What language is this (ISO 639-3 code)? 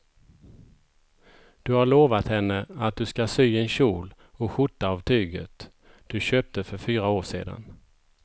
swe